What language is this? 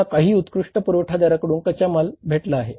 Marathi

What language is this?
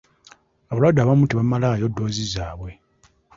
Ganda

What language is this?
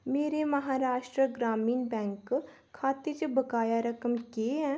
Dogri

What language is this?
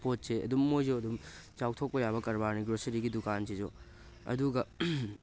Manipuri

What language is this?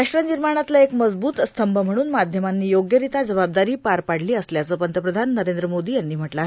Marathi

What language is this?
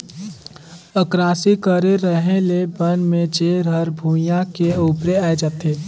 Chhattisgarhi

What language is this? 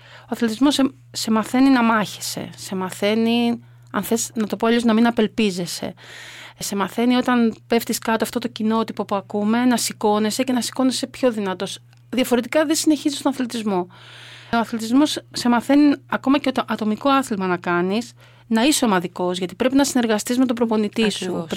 Greek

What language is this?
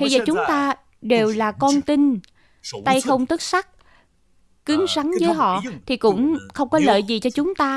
Vietnamese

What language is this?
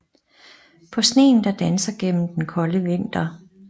Danish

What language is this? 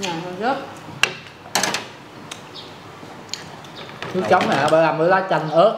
Vietnamese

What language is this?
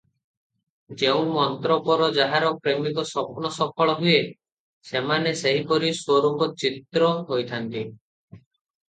Odia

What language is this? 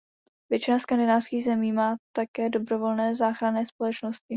Czech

